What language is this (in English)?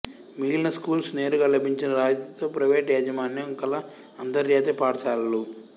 Telugu